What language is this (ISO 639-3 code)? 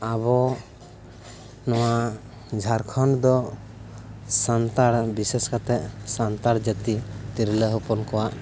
sat